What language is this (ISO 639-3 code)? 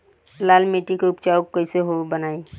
bho